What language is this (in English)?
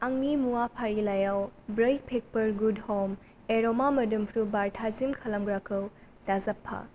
Bodo